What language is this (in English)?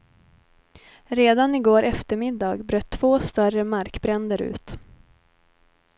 Swedish